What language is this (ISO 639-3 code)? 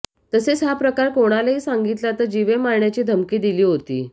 mar